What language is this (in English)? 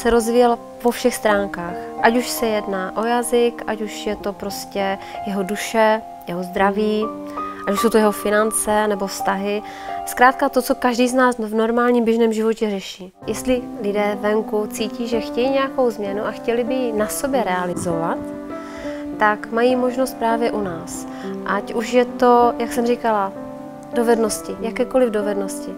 Czech